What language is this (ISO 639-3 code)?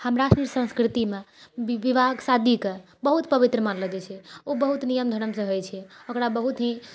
mai